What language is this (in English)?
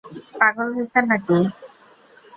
Bangla